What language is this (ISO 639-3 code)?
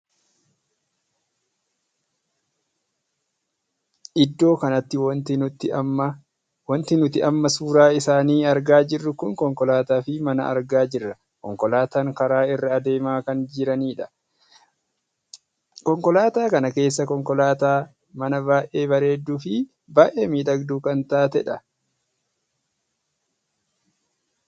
orm